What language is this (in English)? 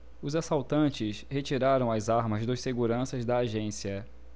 Portuguese